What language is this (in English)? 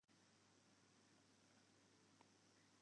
Western Frisian